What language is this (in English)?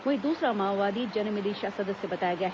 Hindi